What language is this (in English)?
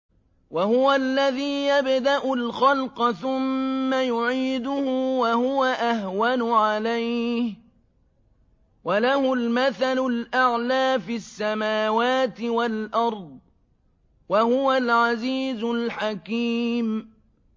Arabic